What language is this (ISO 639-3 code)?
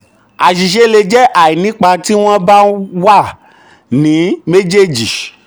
yor